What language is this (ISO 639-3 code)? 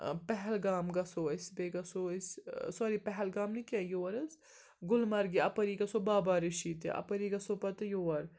kas